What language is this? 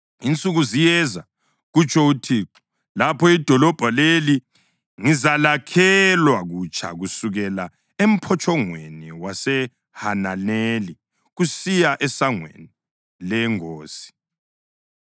North Ndebele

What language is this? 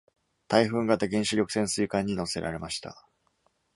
Japanese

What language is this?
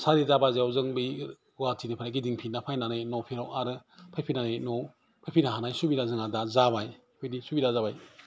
Bodo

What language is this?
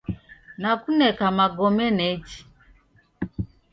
Taita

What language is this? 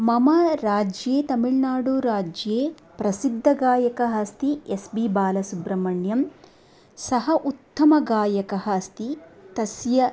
Sanskrit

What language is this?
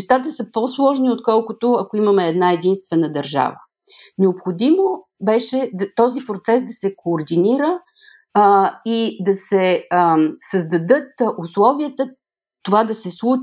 Bulgarian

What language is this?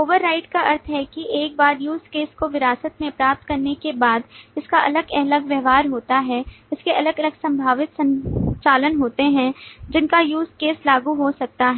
Hindi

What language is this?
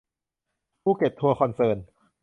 Thai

